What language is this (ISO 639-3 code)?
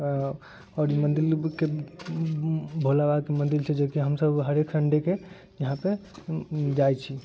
mai